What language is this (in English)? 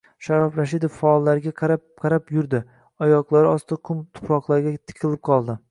Uzbek